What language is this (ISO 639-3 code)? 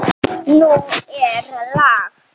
isl